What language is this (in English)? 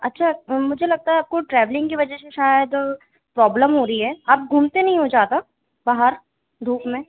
Hindi